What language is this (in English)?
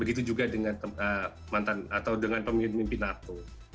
Indonesian